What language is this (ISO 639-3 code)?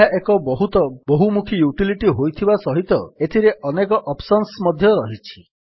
ori